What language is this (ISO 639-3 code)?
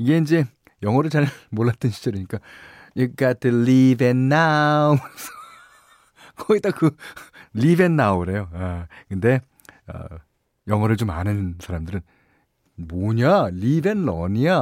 kor